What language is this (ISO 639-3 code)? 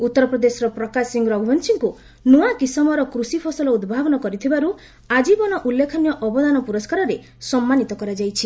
ori